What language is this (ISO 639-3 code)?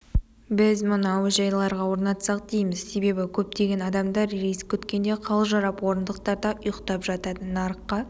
kaz